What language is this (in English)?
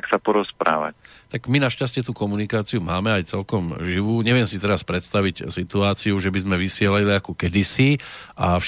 Slovak